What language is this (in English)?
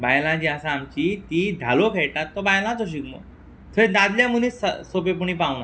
Konkani